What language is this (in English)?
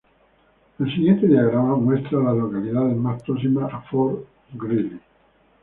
Spanish